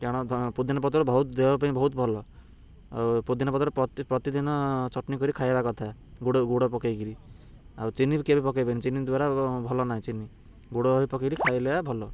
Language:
Odia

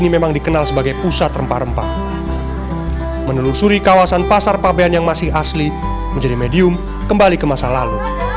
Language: Indonesian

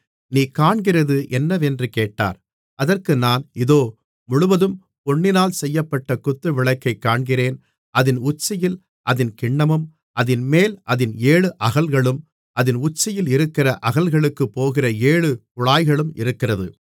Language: Tamil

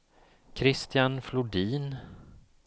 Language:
Swedish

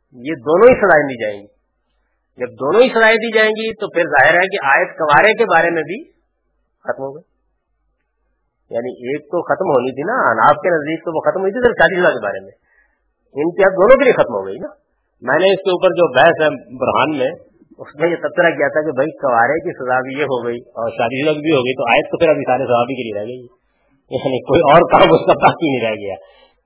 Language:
Urdu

